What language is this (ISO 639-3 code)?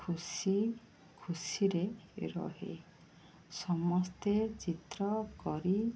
ori